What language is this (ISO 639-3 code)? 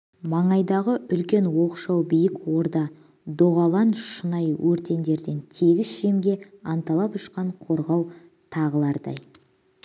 kaz